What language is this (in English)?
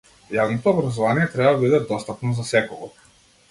Macedonian